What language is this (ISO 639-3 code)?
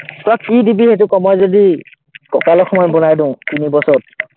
asm